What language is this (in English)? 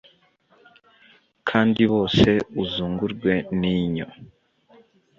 Kinyarwanda